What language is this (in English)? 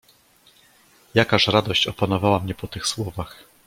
Polish